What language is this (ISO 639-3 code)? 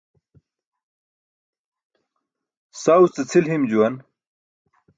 bsk